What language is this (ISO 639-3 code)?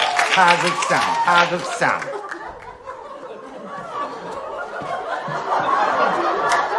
kor